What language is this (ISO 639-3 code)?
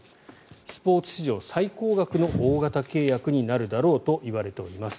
jpn